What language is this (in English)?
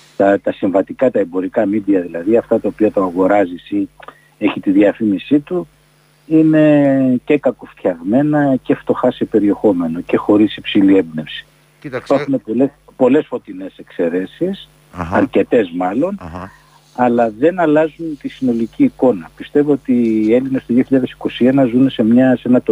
Greek